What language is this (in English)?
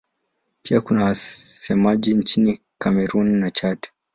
Swahili